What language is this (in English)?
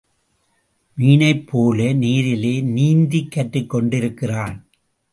Tamil